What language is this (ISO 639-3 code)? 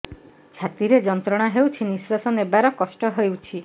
ori